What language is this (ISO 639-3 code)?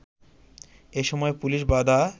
ben